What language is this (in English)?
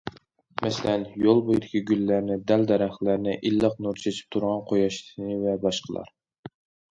Uyghur